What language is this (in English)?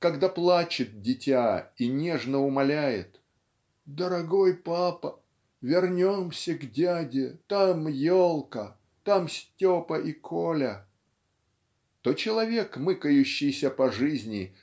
Russian